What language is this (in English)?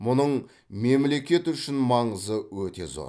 Kazakh